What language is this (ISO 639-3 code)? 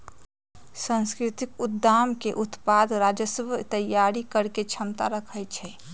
mag